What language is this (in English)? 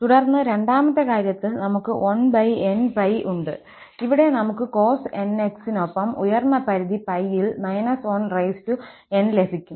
Malayalam